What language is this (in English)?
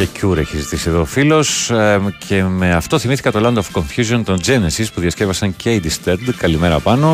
Greek